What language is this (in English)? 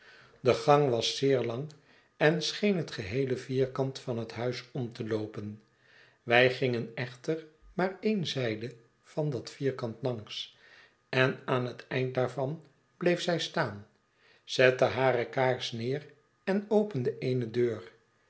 Dutch